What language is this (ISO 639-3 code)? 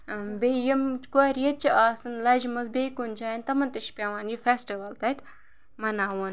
kas